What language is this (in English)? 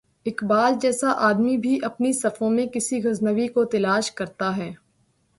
Urdu